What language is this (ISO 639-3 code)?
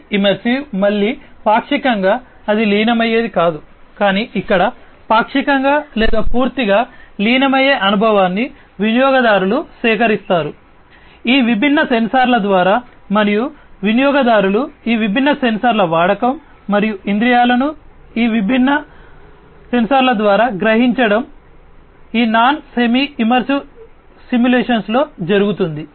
tel